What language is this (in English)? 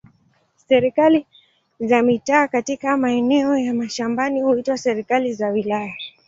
Swahili